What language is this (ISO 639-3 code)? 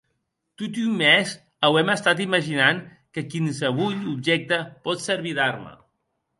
oci